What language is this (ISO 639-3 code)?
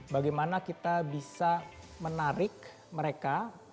ind